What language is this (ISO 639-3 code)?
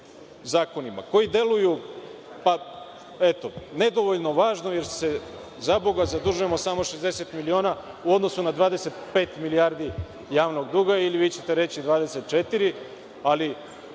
srp